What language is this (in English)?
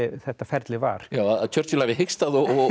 Icelandic